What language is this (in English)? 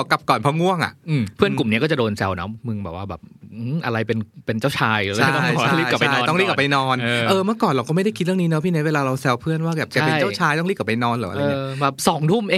Thai